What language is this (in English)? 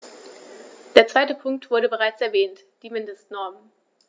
German